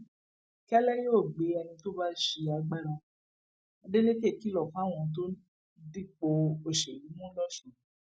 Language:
Yoruba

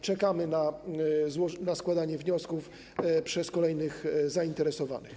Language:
Polish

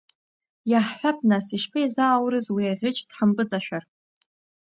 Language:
Abkhazian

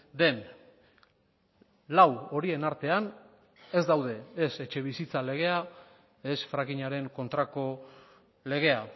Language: Basque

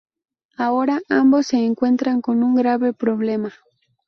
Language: Spanish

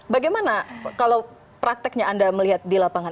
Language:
Indonesian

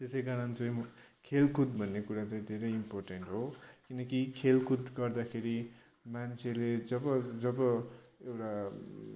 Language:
Nepali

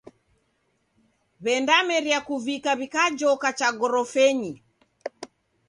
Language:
Taita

